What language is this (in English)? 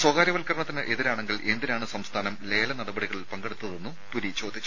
Malayalam